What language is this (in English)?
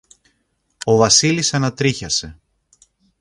Greek